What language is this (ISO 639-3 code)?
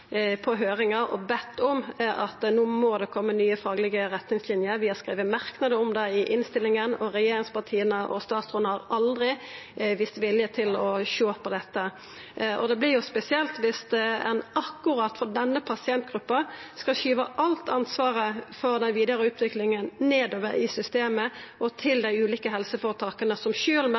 nno